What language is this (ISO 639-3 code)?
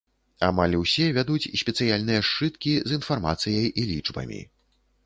bel